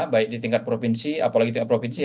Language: Indonesian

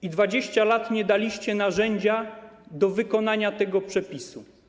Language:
Polish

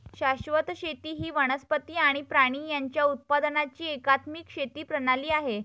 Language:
Marathi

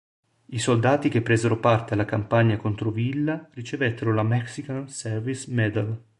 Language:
Italian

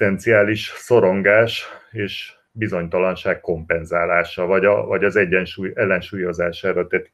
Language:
Hungarian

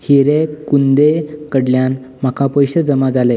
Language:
Konkani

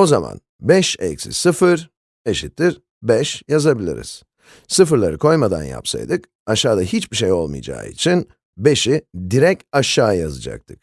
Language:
Turkish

